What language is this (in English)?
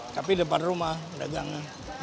Indonesian